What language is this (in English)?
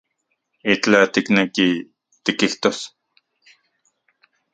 Central Puebla Nahuatl